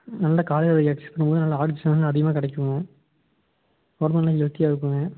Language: Tamil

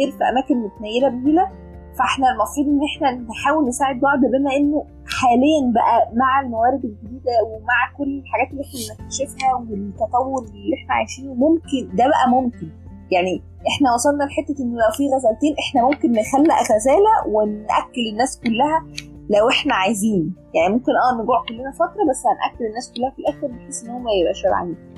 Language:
Arabic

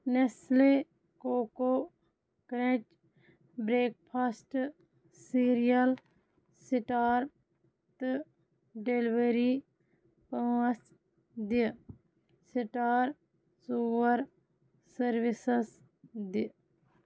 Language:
Kashmiri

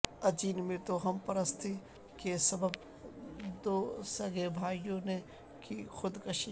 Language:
Urdu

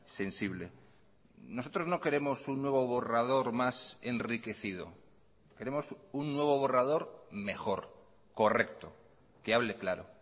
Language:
Spanish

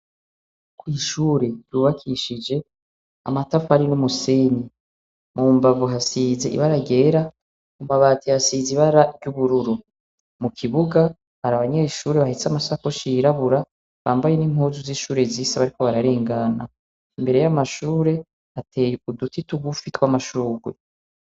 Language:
Rundi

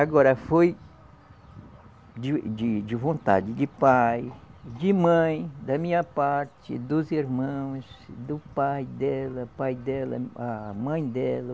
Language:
Portuguese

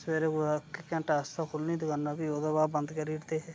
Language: Dogri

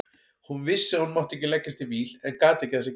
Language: Icelandic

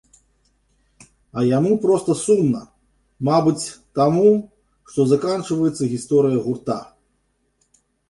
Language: Belarusian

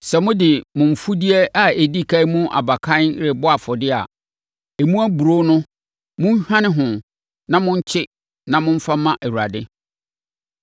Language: Akan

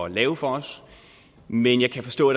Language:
Danish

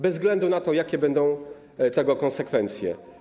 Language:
Polish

